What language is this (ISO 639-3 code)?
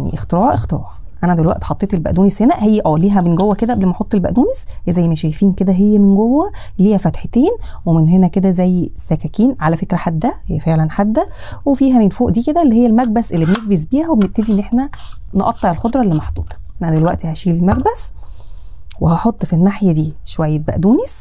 ara